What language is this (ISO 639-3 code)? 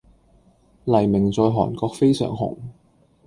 yue